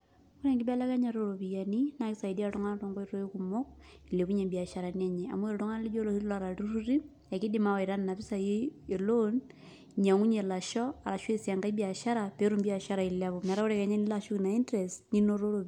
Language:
Masai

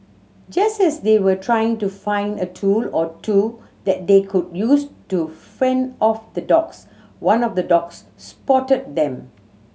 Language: English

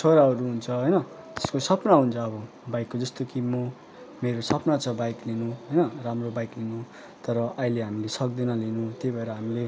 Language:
Nepali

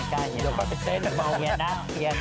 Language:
Thai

